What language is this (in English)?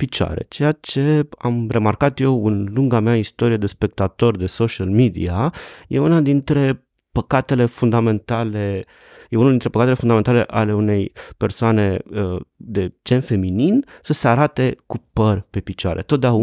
Romanian